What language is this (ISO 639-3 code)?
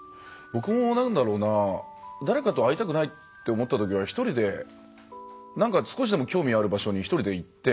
jpn